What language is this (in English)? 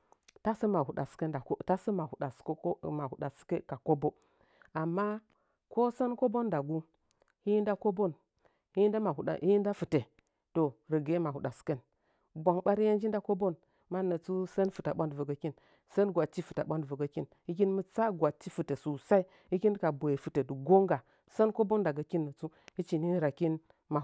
Nzanyi